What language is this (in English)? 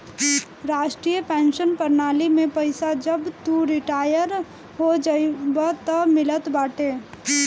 Bhojpuri